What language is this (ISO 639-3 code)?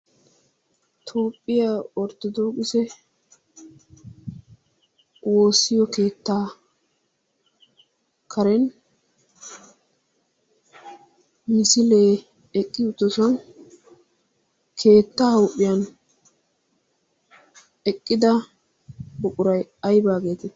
wal